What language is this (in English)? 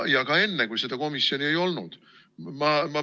Estonian